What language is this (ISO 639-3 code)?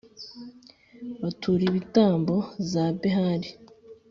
kin